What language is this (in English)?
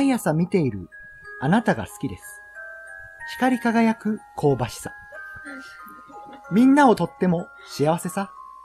Japanese